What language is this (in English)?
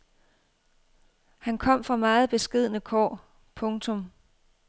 Danish